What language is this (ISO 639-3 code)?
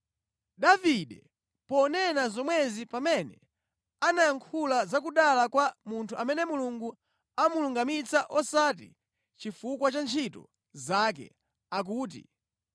nya